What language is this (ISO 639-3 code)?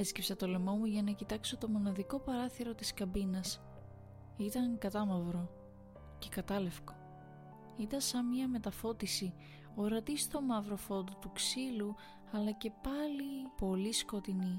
ell